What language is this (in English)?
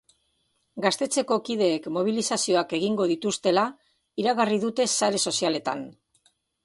Basque